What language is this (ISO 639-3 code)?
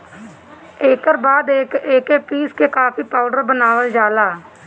bho